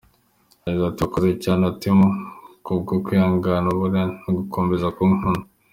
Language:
Kinyarwanda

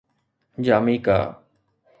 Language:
Sindhi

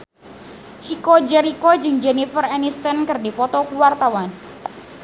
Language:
Sundanese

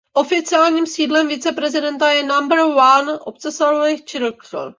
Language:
Czech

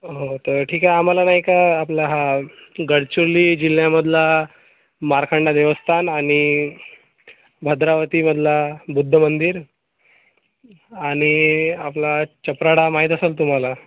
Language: Marathi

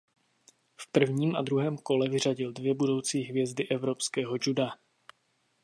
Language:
Czech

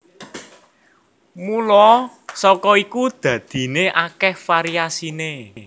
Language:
Javanese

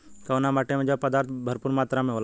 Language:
Bhojpuri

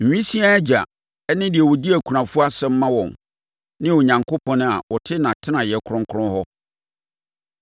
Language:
Akan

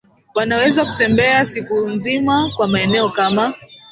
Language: Swahili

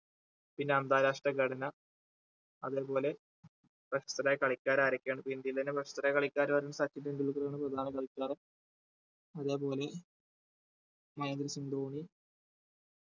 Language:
Malayalam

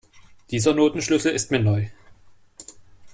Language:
German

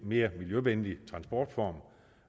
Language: Danish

